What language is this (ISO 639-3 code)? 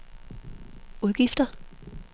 dan